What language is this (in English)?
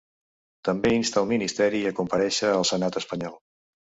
Catalan